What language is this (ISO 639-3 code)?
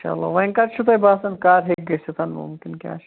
kas